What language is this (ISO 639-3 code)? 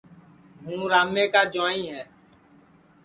ssi